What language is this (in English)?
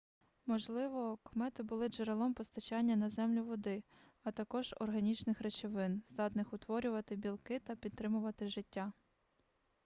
Ukrainian